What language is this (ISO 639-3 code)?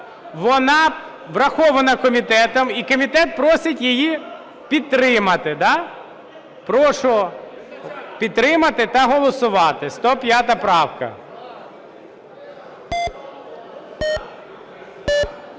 ukr